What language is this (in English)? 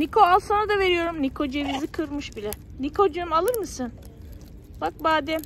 Turkish